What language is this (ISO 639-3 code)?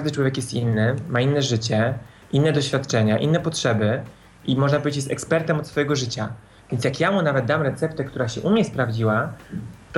pol